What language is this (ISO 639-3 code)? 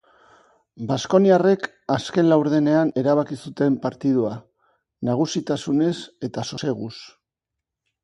eus